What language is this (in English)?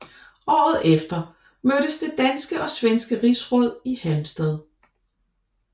Danish